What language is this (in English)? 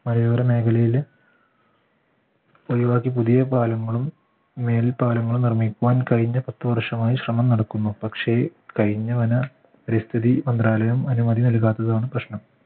Malayalam